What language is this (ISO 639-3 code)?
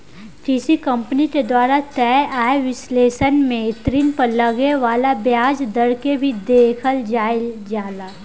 bho